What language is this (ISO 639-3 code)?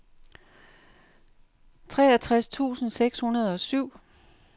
dan